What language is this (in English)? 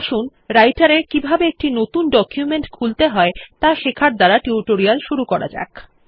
Bangla